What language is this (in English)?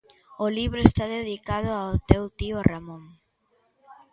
Galician